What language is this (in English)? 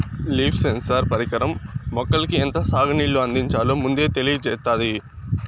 Telugu